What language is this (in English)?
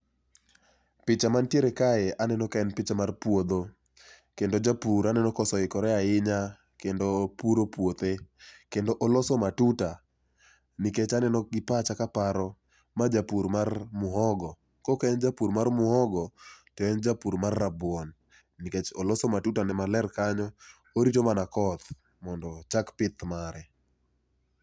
Luo (Kenya and Tanzania)